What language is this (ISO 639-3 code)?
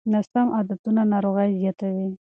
pus